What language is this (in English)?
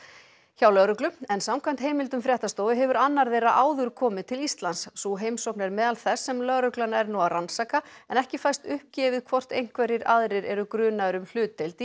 Icelandic